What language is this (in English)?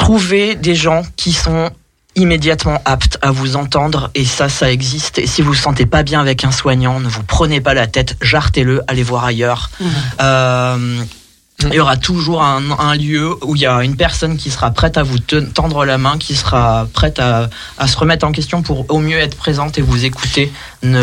French